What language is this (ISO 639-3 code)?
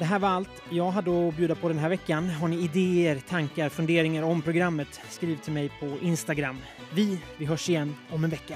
swe